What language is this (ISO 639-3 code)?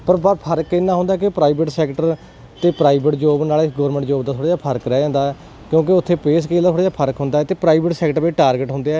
pan